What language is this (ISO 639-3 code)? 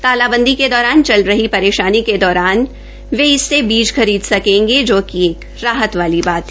hin